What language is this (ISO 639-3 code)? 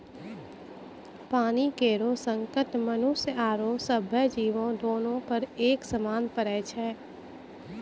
mai